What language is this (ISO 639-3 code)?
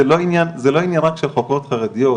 heb